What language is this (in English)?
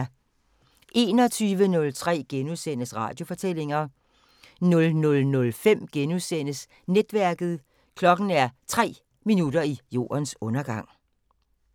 Danish